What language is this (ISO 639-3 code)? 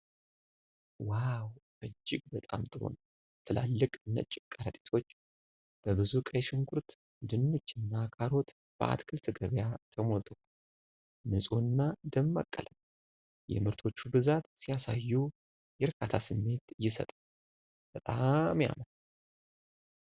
amh